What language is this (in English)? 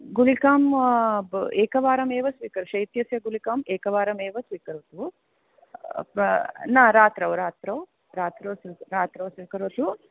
Sanskrit